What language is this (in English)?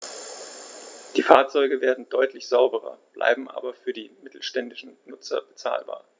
German